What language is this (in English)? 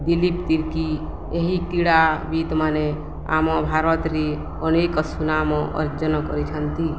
Odia